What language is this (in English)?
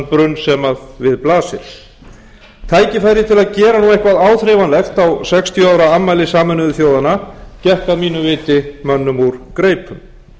Icelandic